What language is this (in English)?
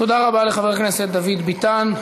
Hebrew